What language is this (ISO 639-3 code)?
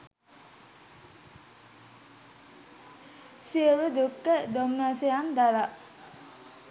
sin